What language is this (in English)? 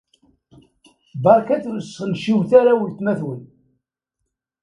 Kabyle